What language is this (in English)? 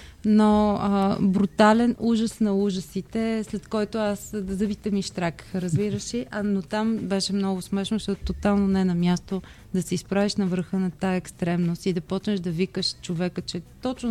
Bulgarian